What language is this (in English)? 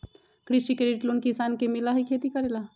Magahi